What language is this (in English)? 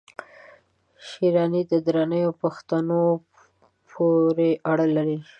Pashto